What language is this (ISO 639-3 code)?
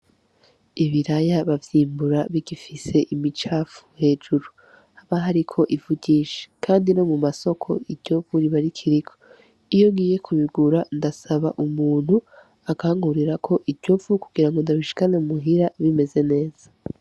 run